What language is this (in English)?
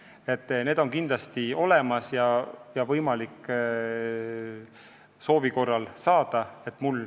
Estonian